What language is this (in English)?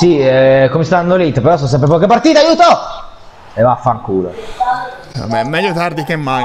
Italian